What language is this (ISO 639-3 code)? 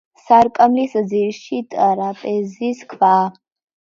kat